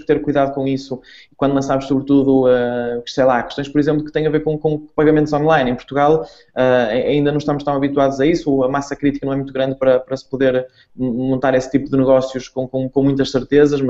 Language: Portuguese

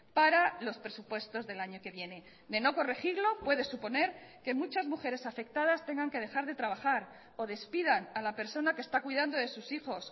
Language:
Spanish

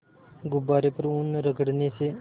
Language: Hindi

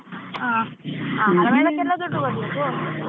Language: Kannada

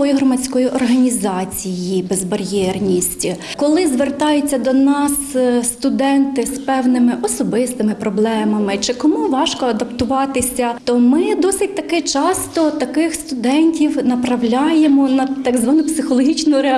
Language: Ukrainian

